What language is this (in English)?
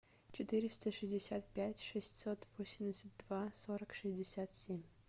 Russian